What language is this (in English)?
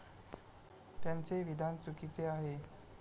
Marathi